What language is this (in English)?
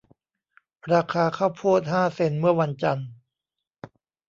Thai